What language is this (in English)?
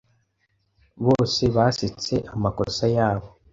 Kinyarwanda